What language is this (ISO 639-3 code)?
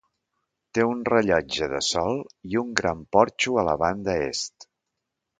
cat